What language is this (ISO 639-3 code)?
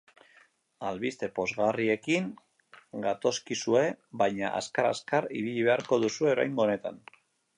eus